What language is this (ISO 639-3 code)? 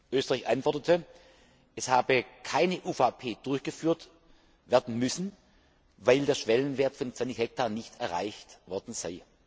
deu